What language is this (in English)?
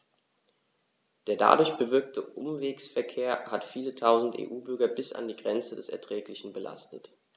German